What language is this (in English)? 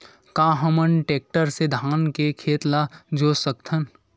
Chhattisgarhi